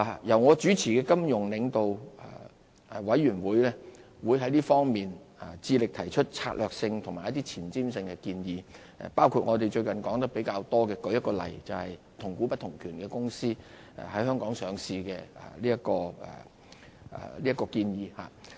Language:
Cantonese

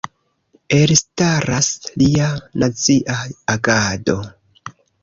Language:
Esperanto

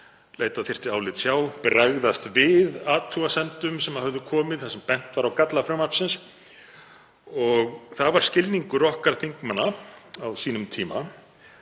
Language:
Icelandic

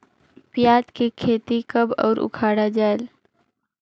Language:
Chhattisgarhi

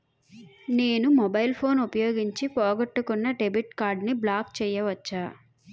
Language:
Telugu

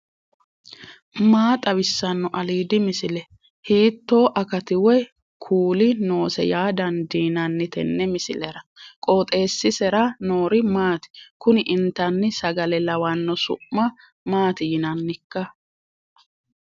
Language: Sidamo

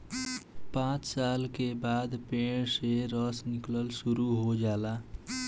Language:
Bhojpuri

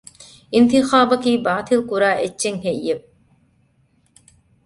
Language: Divehi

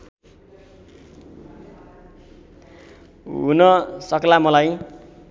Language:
Nepali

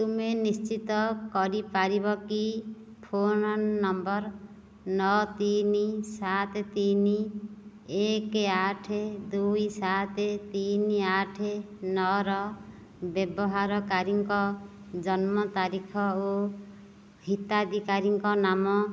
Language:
Odia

